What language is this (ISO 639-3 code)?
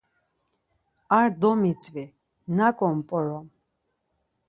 lzz